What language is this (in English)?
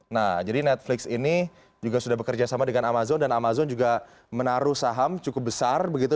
Indonesian